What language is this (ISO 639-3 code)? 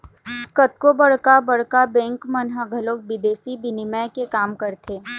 hne